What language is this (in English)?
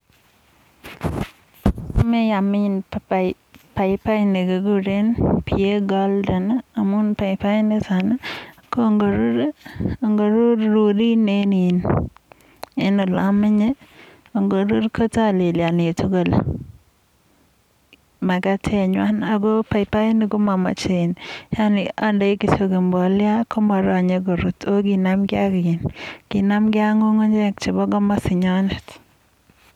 Kalenjin